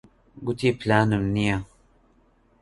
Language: Central Kurdish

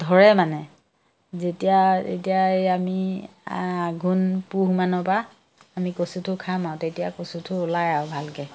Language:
Assamese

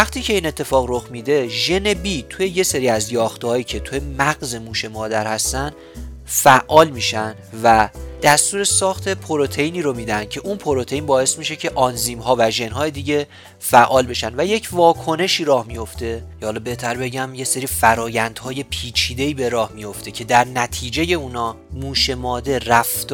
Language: Persian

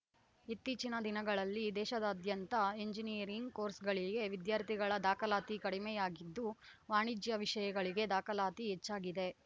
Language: Kannada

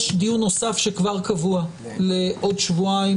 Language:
Hebrew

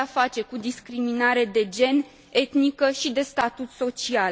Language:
Romanian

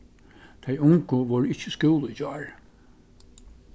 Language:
Faroese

